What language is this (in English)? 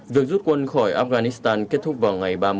Vietnamese